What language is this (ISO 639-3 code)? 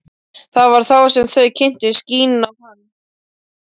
isl